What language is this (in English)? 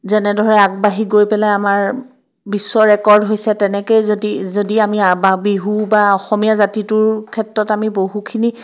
Assamese